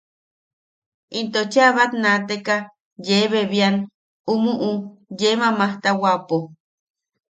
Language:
Yaqui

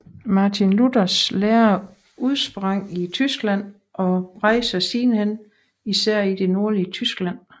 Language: Danish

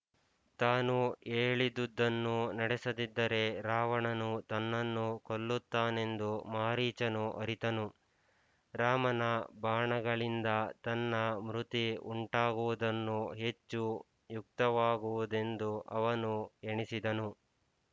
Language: Kannada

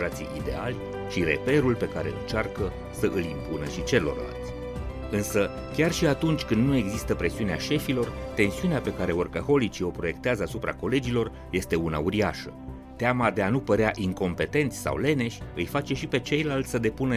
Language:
Romanian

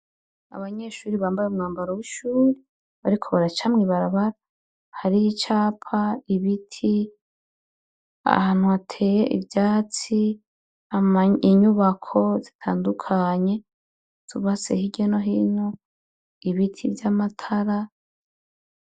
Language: Rundi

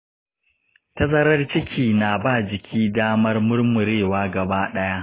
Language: Hausa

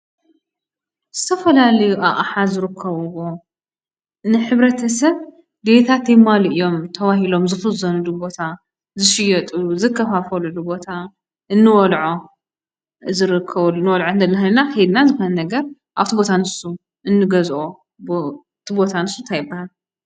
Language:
Tigrinya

